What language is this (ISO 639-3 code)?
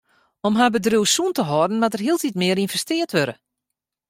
fry